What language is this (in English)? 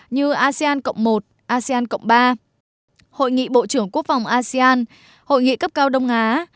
Vietnamese